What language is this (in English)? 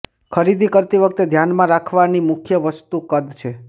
Gujarati